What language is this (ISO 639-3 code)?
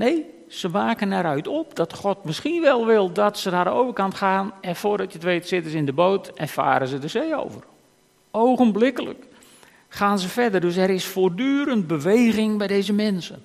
nld